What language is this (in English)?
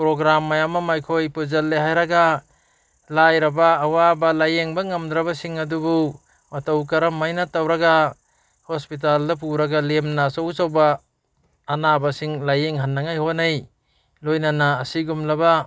Manipuri